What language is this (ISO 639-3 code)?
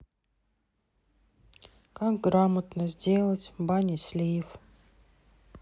rus